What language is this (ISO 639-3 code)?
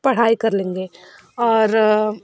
hin